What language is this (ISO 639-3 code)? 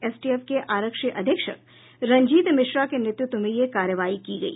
hin